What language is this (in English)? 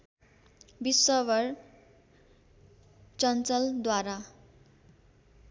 Nepali